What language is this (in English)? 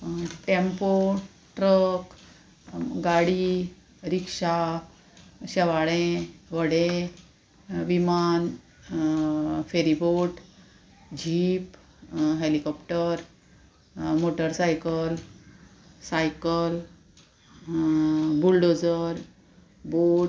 Konkani